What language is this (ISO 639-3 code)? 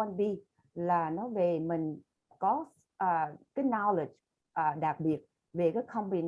vie